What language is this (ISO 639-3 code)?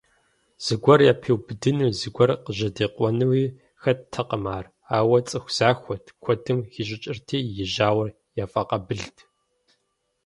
kbd